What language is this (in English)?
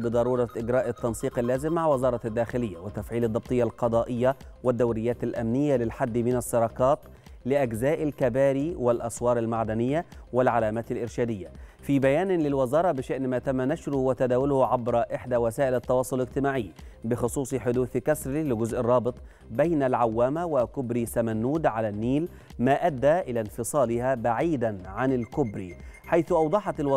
Arabic